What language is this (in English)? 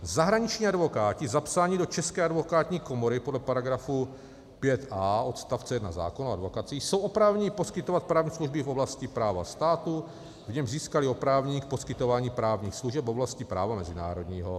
Czech